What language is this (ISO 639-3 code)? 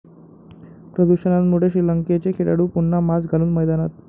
mar